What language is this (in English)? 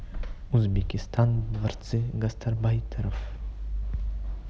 Russian